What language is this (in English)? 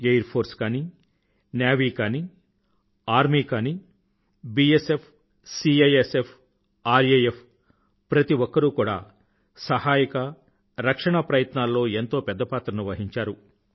Telugu